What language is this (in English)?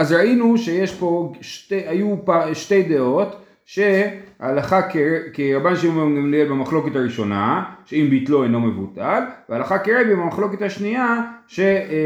Hebrew